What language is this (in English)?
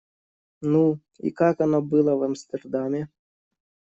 Russian